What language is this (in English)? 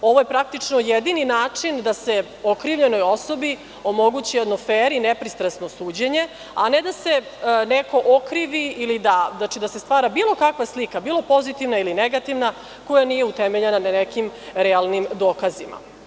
Serbian